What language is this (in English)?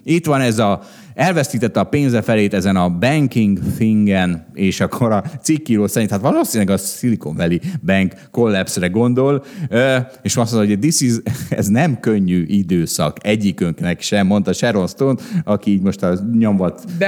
Hungarian